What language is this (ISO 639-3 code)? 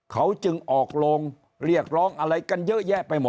tha